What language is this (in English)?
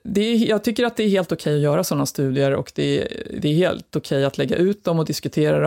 Swedish